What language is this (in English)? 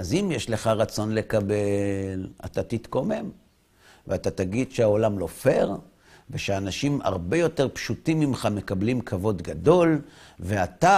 Hebrew